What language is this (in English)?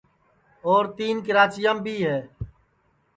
Sansi